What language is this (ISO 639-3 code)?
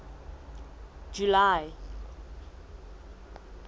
sot